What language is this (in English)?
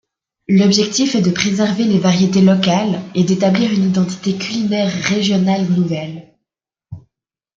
French